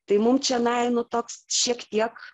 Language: Lithuanian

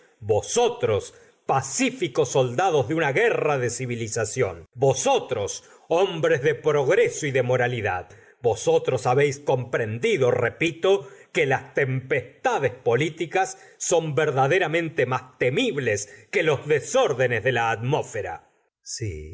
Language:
Spanish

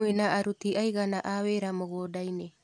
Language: Kikuyu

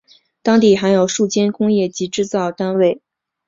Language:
Chinese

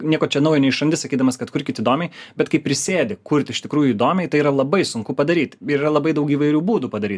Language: Lithuanian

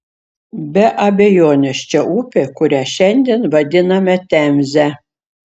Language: Lithuanian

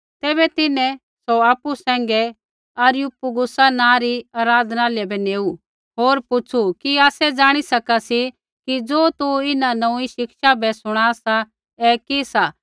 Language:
Kullu Pahari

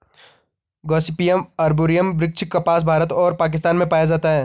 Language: Hindi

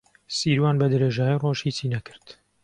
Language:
Central Kurdish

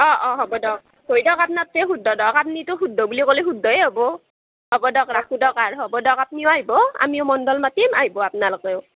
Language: Assamese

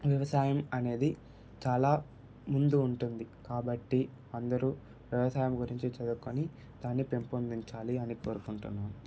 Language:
Telugu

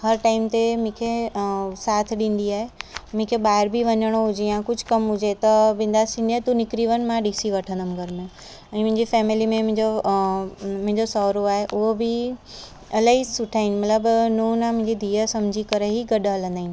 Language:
Sindhi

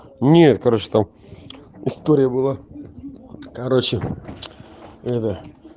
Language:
Russian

